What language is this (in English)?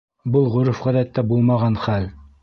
Bashkir